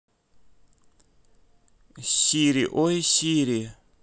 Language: Russian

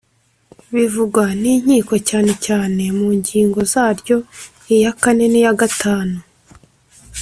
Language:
Kinyarwanda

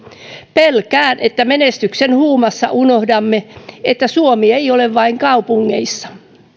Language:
Finnish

